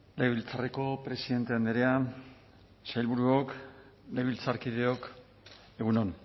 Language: Basque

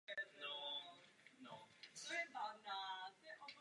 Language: Czech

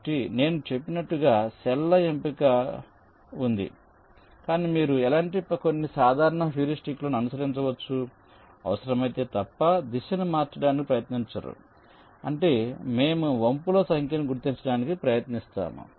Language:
Telugu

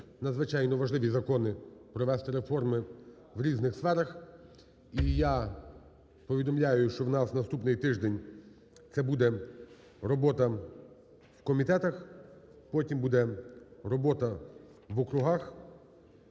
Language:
Ukrainian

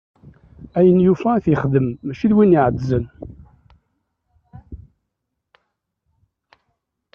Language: Kabyle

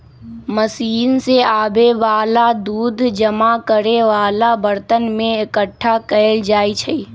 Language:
Magahi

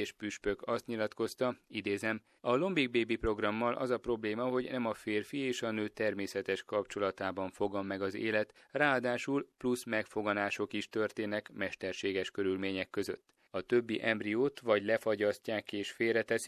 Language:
Hungarian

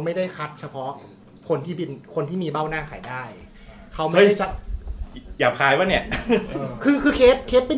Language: Thai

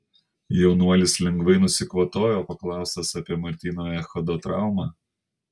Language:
Lithuanian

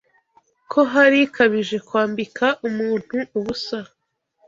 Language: Kinyarwanda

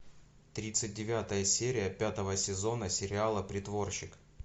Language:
Russian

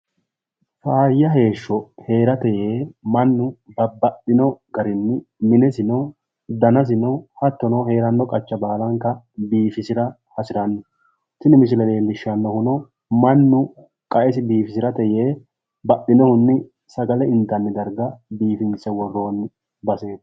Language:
Sidamo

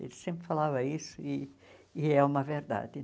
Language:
Portuguese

